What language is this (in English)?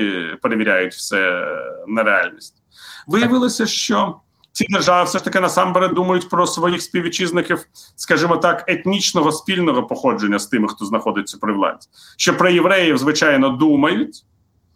Ukrainian